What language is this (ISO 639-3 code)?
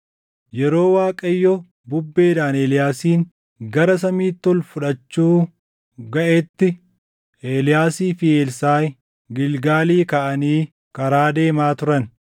orm